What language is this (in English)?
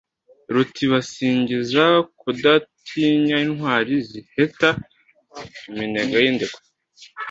Kinyarwanda